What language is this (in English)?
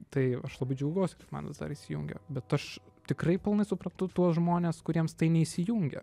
Lithuanian